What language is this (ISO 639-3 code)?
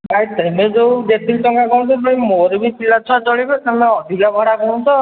ori